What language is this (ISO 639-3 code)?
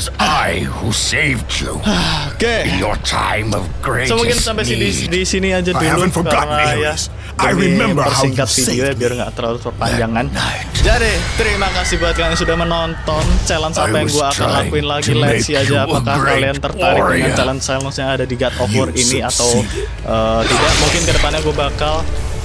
ind